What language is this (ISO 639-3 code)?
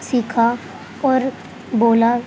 urd